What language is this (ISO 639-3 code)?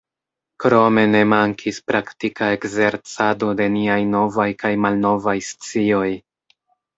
epo